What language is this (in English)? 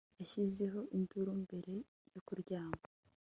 Kinyarwanda